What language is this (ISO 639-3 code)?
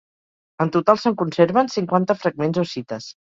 cat